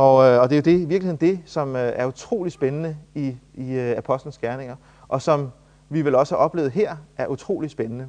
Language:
Danish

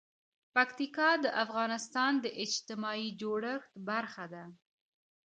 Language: Pashto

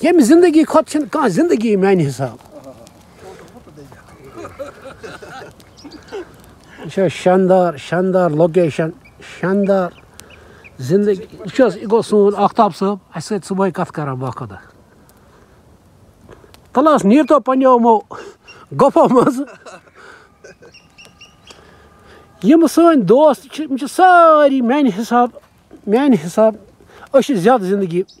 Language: Turkish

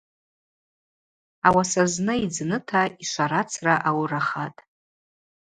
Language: Abaza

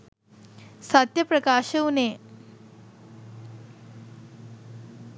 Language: Sinhala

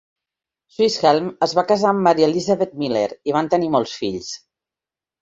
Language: Catalan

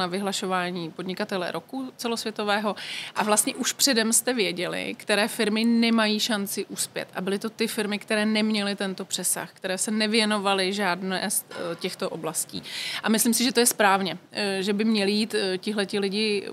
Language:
Czech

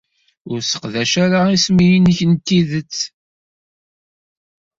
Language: Kabyle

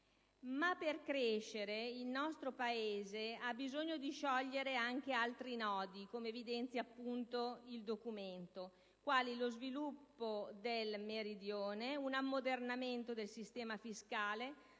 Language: Italian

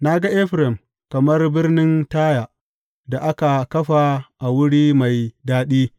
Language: Hausa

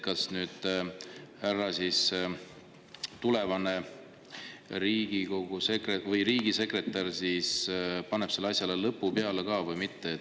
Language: Estonian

